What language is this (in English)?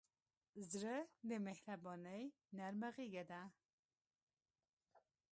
Pashto